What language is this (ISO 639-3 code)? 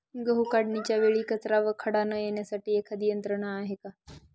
mar